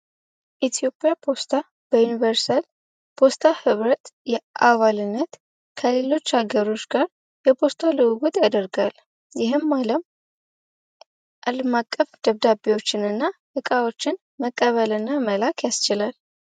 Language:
Amharic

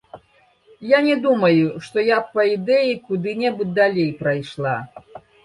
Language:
Belarusian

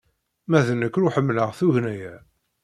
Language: Kabyle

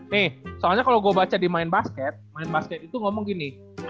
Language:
Indonesian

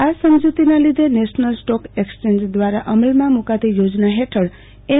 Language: Gujarati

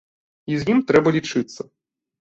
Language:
Belarusian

